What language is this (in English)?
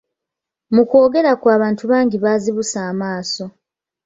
Ganda